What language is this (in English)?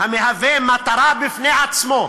Hebrew